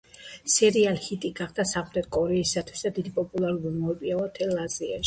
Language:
Georgian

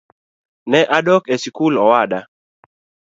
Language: Luo (Kenya and Tanzania)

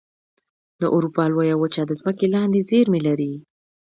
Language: Pashto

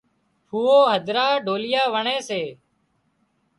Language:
Wadiyara Koli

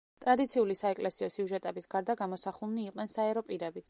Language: Georgian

